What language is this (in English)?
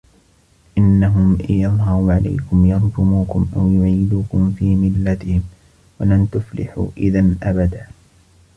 Arabic